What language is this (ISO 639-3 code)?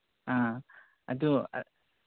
mni